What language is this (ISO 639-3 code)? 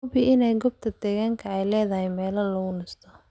som